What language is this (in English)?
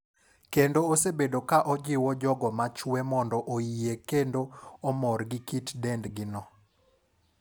Luo (Kenya and Tanzania)